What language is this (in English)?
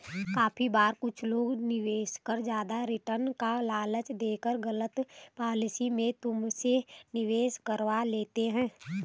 Hindi